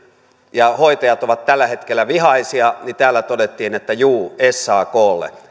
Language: Finnish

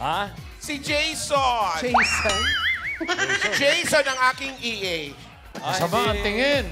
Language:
Filipino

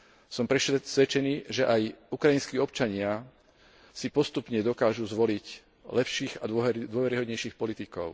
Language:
Slovak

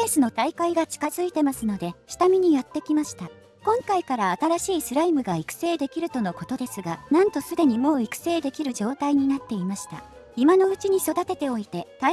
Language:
Japanese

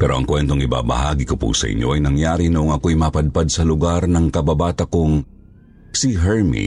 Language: Filipino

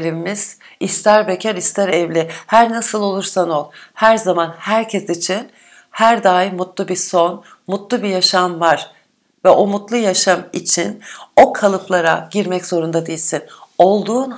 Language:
Turkish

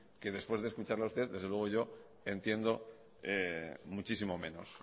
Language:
Spanish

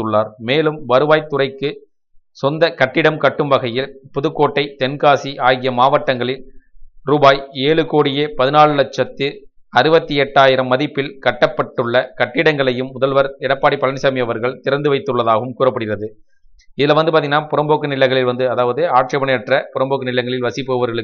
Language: Hindi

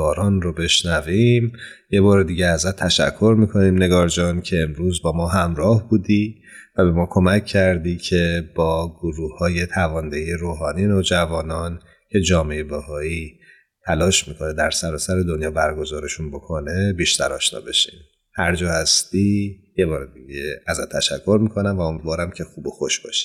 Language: Persian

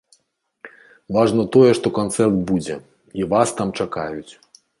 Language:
Belarusian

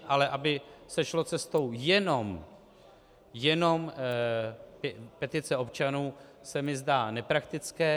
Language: Czech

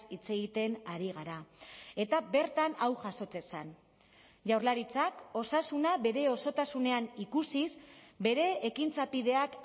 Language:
Basque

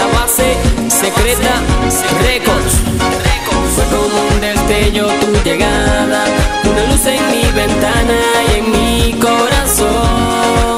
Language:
Spanish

